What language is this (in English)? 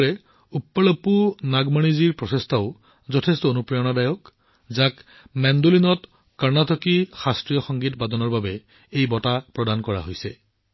Assamese